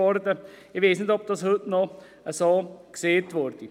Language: Swiss German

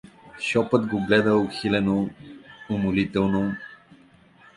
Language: Bulgarian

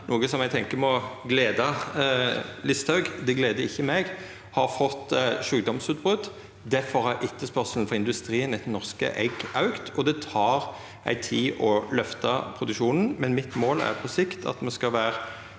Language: Norwegian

